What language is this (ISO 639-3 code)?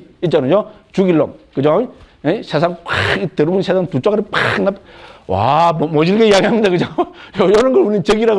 kor